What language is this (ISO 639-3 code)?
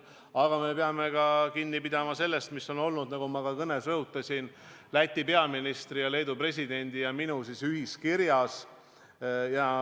est